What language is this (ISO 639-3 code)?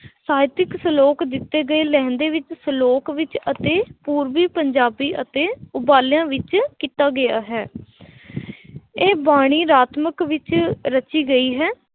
pan